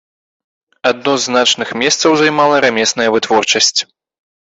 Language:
Belarusian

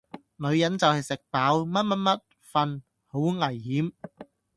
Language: Cantonese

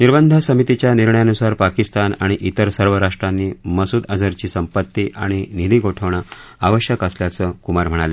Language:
Marathi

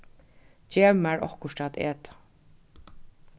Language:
Faroese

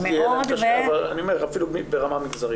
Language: Hebrew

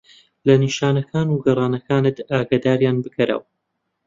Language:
Central Kurdish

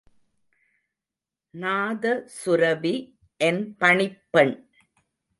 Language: Tamil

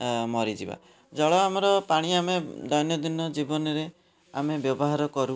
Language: Odia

